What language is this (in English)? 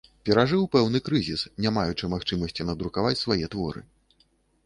Belarusian